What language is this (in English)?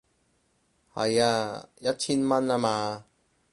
Cantonese